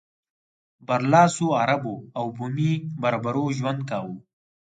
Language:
Pashto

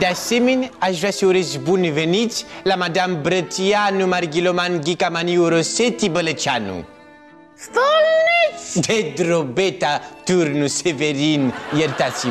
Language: Romanian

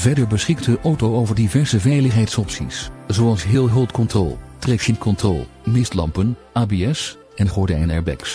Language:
Dutch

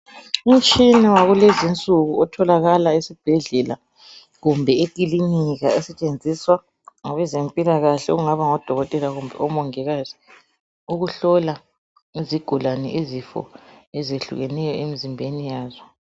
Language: North Ndebele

